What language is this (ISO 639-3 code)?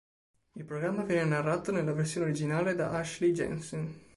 ita